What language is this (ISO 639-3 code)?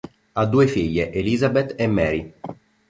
ita